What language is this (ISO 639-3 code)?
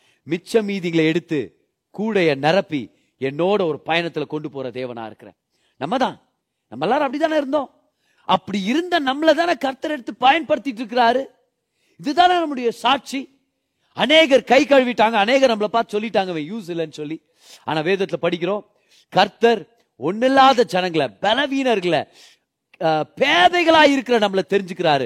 tam